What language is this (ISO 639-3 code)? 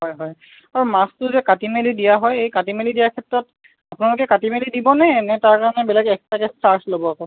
asm